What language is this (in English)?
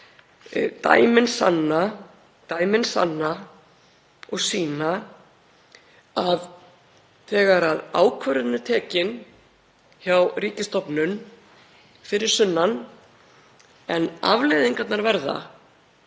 Icelandic